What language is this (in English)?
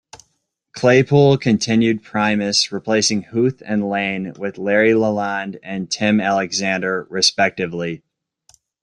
English